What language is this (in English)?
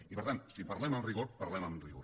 Catalan